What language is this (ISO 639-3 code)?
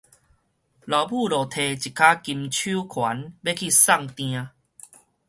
nan